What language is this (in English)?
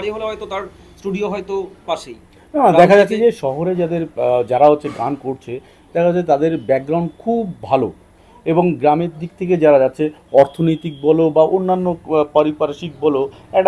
Bangla